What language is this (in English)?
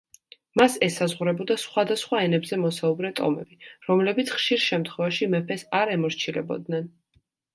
Georgian